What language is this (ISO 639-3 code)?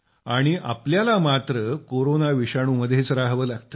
mar